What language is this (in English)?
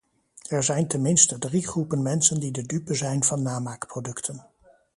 Dutch